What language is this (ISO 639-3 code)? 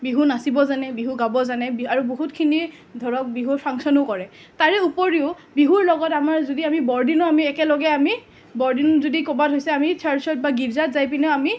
asm